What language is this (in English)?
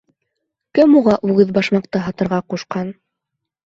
Bashkir